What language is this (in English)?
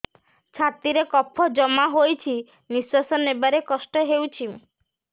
Odia